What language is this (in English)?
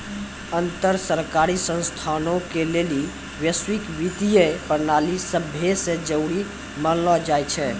Maithili